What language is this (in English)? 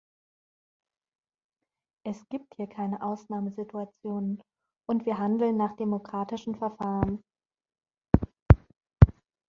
German